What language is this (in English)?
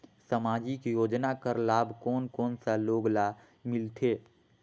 Chhattisgarhi